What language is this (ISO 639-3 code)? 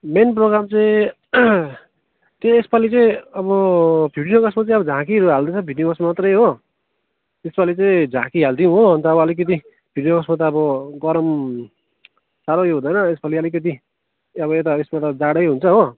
nep